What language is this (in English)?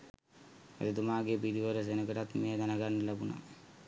Sinhala